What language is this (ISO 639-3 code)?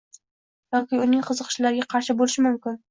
uzb